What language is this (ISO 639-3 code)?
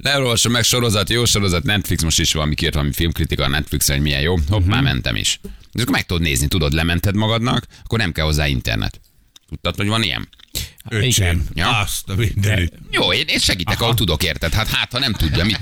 hun